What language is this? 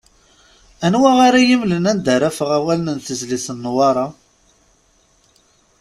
Kabyle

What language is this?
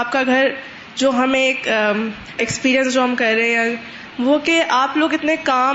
Urdu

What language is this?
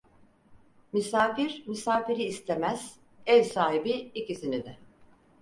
Turkish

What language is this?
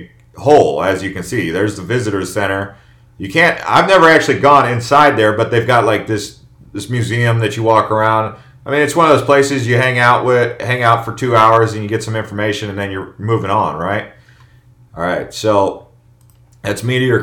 English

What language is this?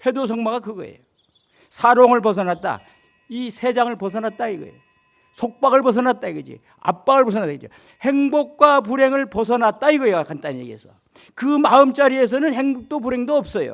Korean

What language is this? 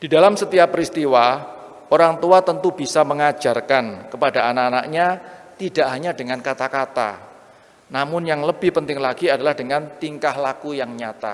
Indonesian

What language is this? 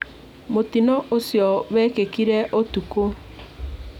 Kikuyu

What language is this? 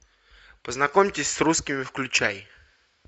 Russian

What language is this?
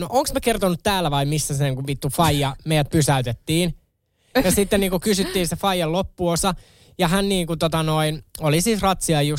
Finnish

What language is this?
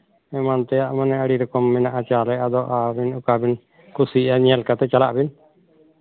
Santali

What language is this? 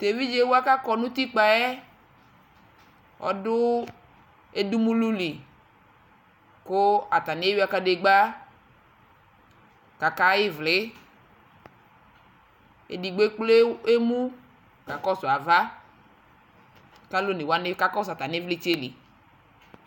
Ikposo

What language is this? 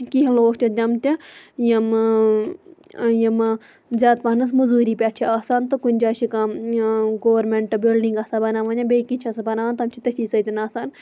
Kashmiri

